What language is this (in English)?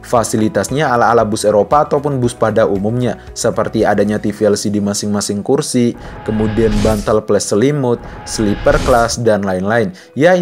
Indonesian